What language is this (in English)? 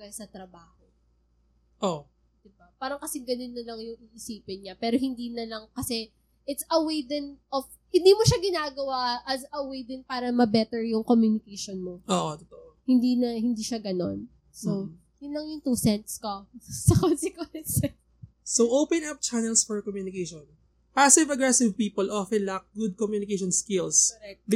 Filipino